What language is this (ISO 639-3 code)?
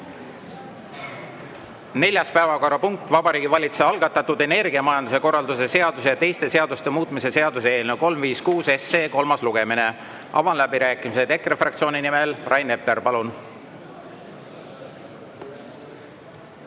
est